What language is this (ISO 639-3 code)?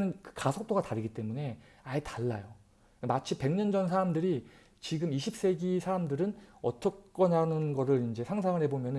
kor